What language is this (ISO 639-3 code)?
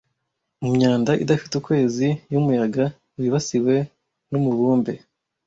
kin